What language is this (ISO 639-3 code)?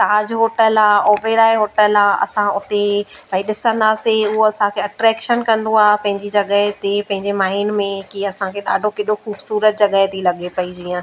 snd